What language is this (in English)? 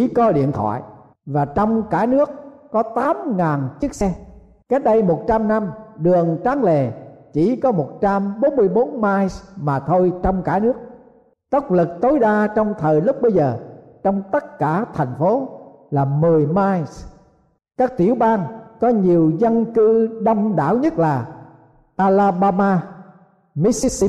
Vietnamese